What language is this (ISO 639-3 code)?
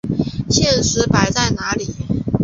zho